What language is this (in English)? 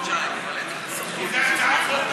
Hebrew